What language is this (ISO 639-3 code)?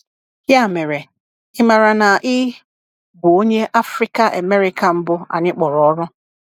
ibo